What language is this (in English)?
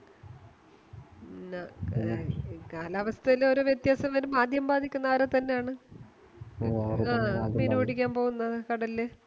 Malayalam